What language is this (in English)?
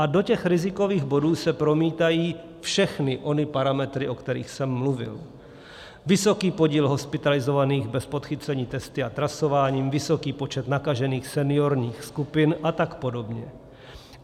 Czech